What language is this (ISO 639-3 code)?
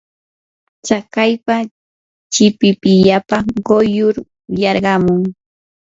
qur